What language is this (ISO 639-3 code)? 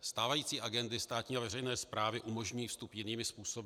ces